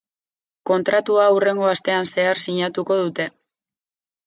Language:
Basque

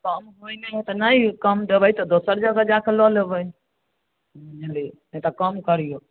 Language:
Maithili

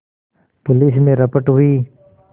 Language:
Hindi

